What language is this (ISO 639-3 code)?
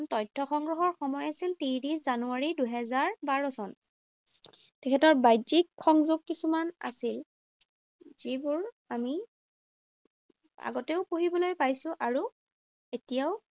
asm